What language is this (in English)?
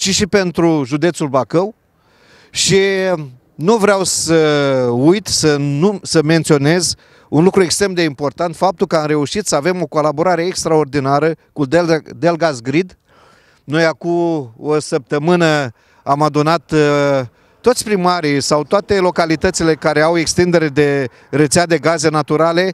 Romanian